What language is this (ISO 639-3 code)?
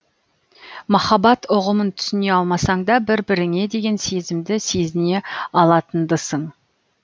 kaz